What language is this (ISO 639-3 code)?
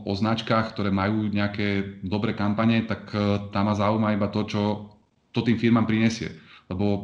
slk